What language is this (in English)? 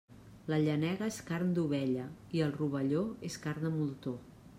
Catalan